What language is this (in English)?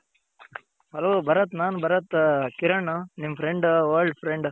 Kannada